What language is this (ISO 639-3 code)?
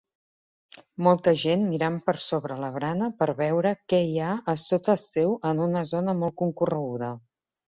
cat